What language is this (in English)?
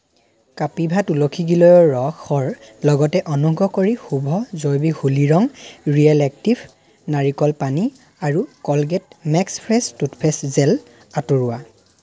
Assamese